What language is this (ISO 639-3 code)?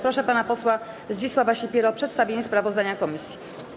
pol